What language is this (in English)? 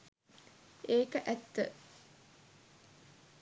Sinhala